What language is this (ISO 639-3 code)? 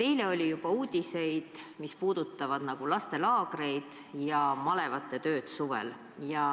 est